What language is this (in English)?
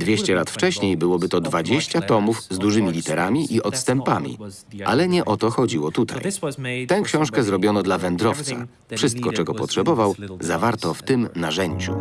Polish